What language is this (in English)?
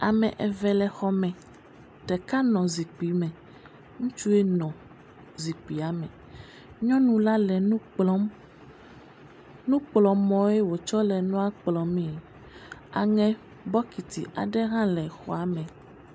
Ewe